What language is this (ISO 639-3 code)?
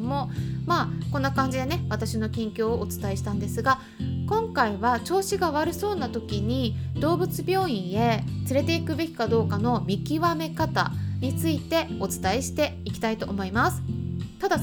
jpn